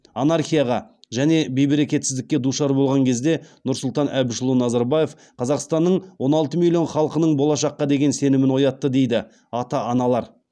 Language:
Kazakh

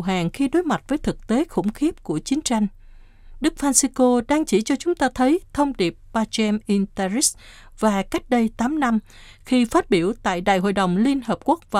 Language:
Vietnamese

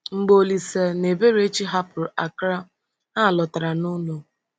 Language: Igbo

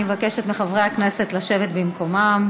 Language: Hebrew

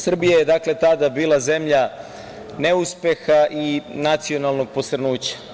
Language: Serbian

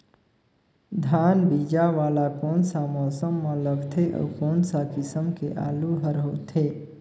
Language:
Chhattisgarhi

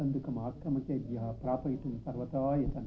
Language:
Sanskrit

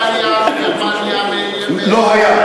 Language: Hebrew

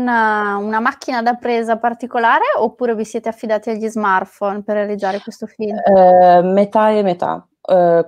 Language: Italian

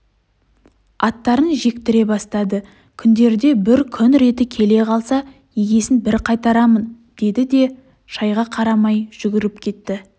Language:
Kazakh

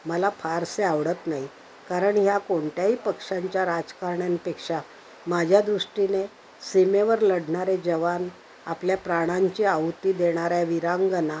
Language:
Marathi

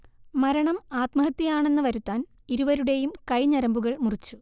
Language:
Malayalam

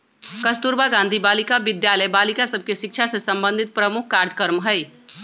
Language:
Magahi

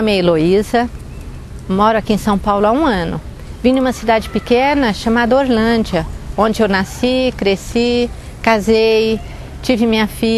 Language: Portuguese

